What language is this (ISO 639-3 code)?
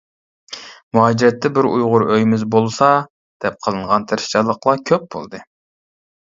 uig